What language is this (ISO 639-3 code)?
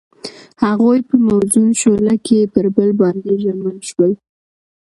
pus